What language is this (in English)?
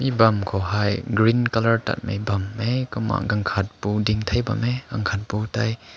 Rongmei Naga